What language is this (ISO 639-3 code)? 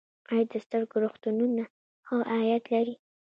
pus